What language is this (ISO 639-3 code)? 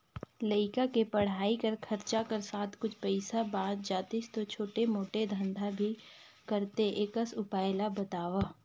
hne